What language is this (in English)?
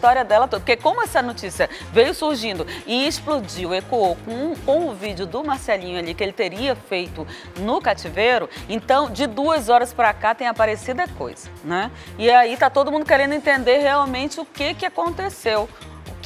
Portuguese